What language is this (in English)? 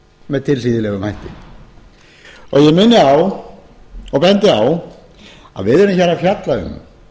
Icelandic